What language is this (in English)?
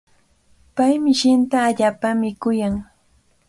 Cajatambo North Lima Quechua